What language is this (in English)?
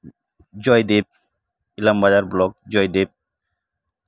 Santali